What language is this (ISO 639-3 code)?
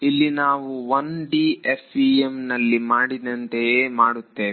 kan